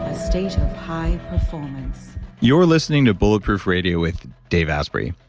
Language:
English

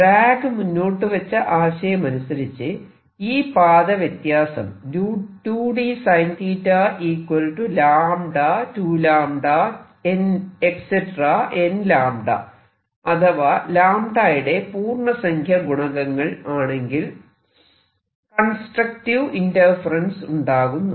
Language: Malayalam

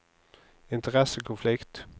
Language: Norwegian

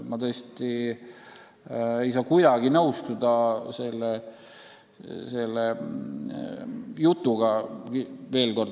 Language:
Estonian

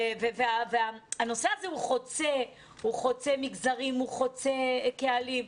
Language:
Hebrew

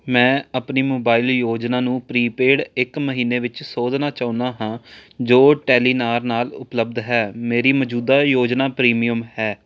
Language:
Punjabi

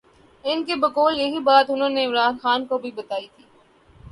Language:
Urdu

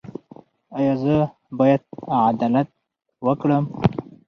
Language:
Pashto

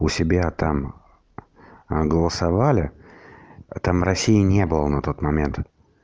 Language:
Russian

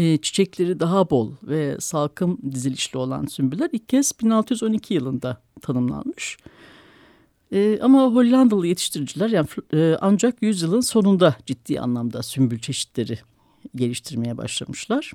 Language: Turkish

